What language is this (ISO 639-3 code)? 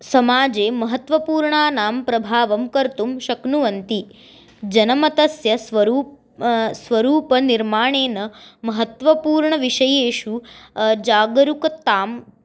san